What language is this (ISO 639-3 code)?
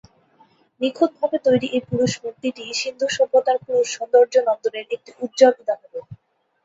ben